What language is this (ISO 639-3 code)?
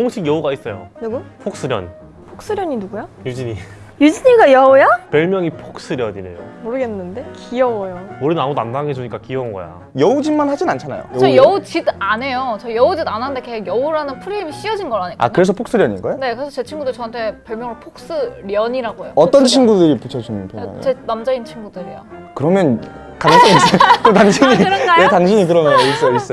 kor